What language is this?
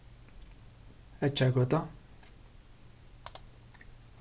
Faroese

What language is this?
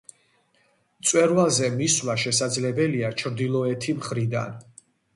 Georgian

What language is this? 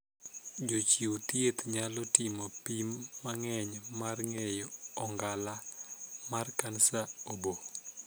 Luo (Kenya and Tanzania)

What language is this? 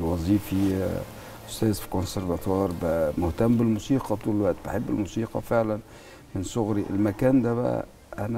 Arabic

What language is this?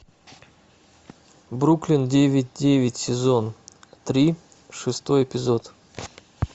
Russian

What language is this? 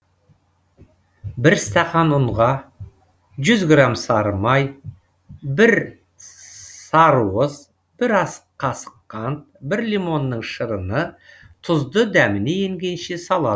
Kazakh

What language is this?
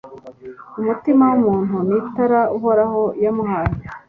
Kinyarwanda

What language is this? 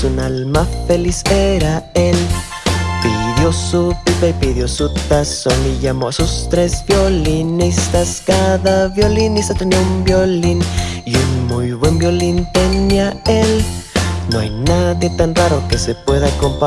Spanish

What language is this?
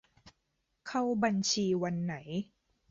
Thai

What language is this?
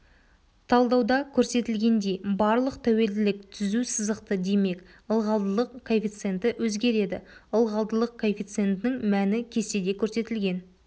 Kazakh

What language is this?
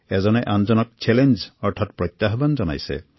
Assamese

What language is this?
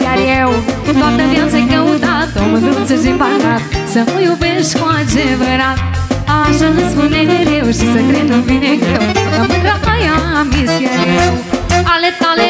Romanian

